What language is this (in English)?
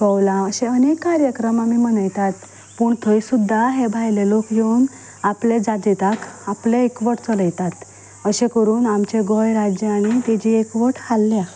Konkani